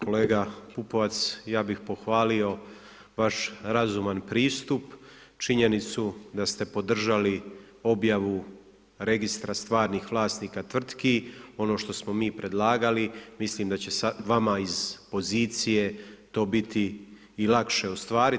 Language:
Croatian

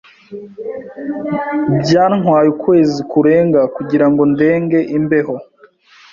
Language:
Kinyarwanda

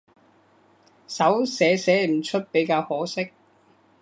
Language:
Cantonese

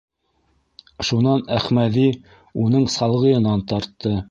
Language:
Bashkir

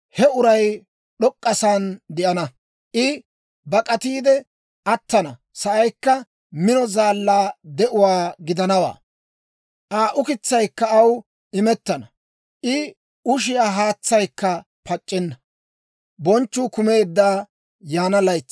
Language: Dawro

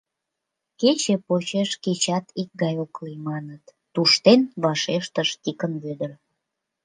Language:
Mari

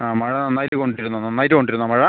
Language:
Malayalam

